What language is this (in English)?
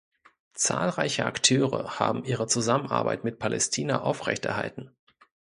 German